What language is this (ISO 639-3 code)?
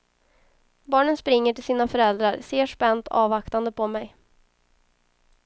swe